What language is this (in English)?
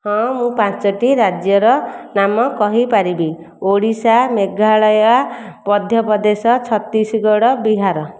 Odia